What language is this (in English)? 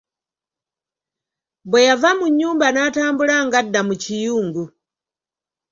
Ganda